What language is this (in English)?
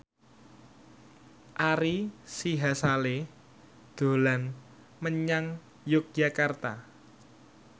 Javanese